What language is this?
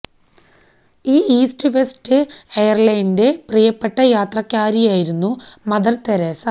Malayalam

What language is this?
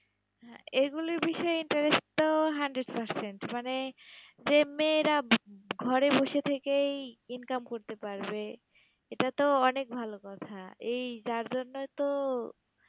Bangla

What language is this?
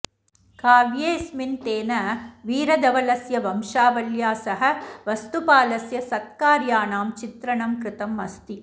Sanskrit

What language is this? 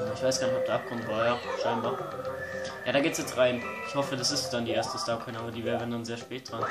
German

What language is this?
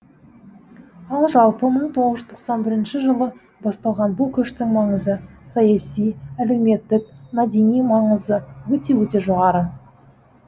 Kazakh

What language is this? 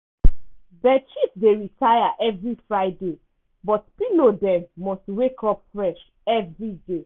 Nigerian Pidgin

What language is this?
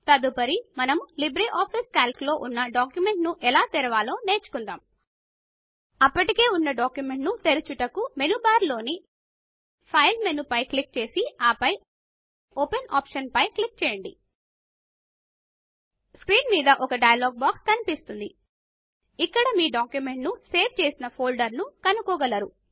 Telugu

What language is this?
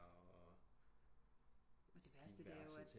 Danish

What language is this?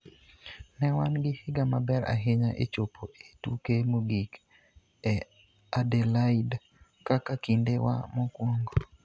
Luo (Kenya and Tanzania)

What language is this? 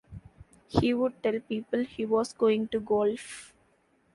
English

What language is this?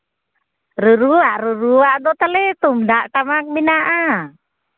Santali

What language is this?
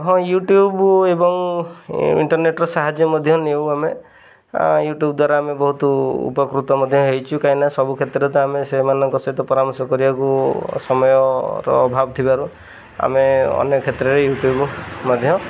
Odia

